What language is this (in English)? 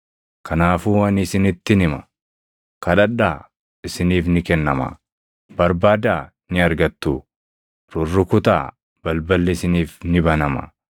Oromo